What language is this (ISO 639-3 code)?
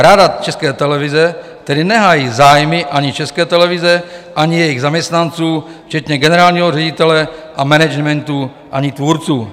ces